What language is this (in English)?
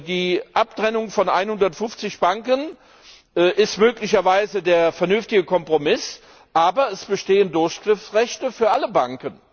German